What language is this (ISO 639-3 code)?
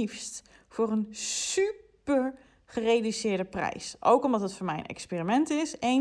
nld